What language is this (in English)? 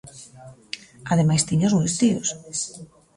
Galician